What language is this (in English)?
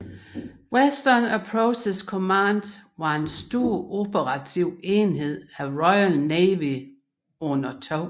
Danish